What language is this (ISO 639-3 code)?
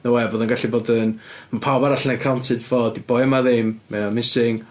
cym